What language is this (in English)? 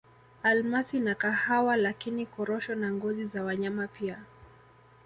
Swahili